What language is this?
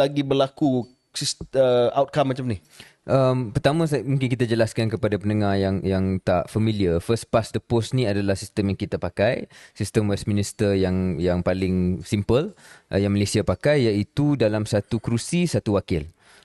Malay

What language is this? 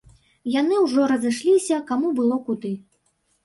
Belarusian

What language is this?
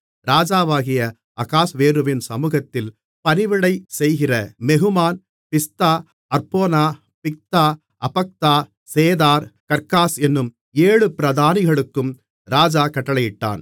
Tamil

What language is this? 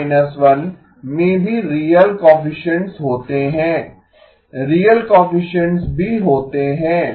Hindi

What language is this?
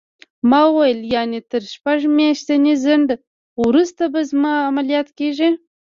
Pashto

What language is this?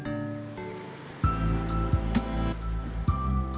Indonesian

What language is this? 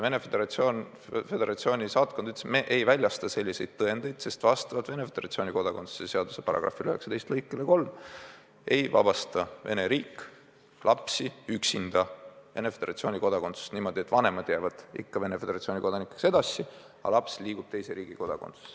Estonian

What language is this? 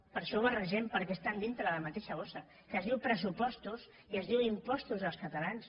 Catalan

